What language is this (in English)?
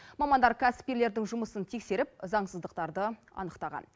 Kazakh